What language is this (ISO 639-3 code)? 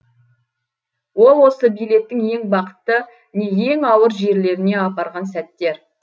kaz